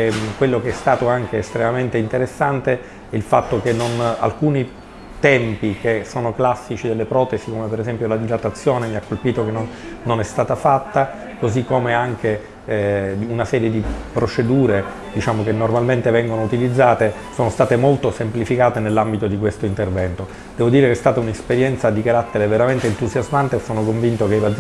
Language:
Italian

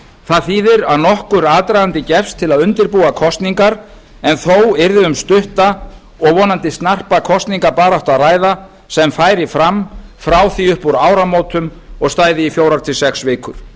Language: Icelandic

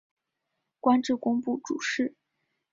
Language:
Chinese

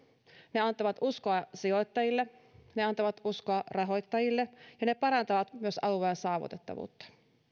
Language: Finnish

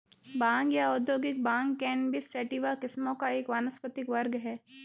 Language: Hindi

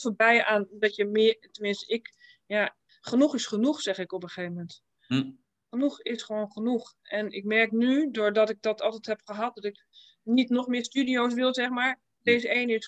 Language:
Dutch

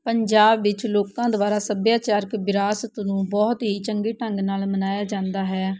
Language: Punjabi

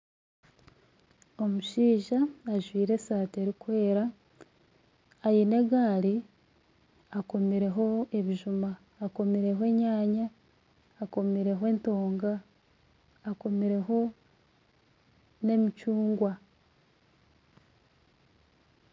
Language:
Nyankole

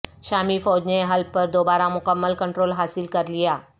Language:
Urdu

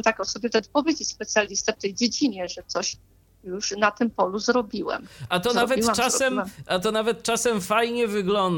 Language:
Polish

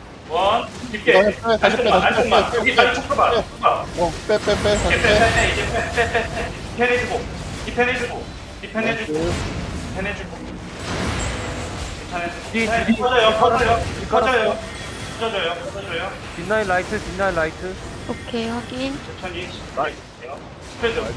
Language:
Korean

